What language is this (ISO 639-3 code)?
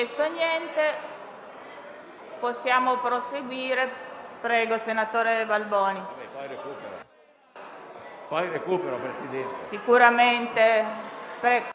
ita